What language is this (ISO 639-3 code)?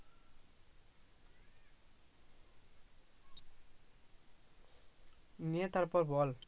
ben